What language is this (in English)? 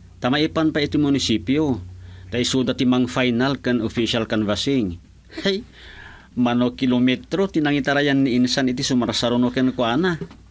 Filipino